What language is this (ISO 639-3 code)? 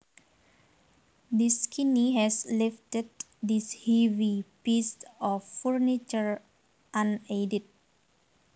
jav